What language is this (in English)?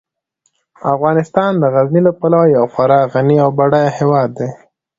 Pashto